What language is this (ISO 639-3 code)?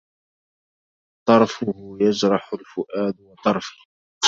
ara